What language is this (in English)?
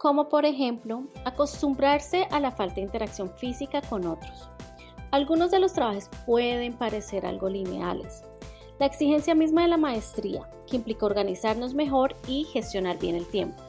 Spanish